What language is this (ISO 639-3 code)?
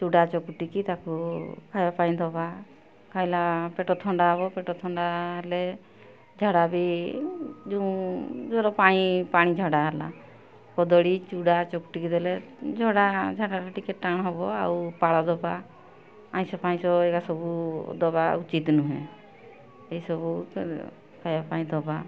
ori